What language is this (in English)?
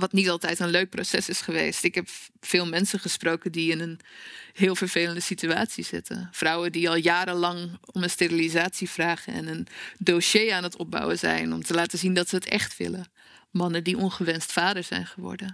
Dutch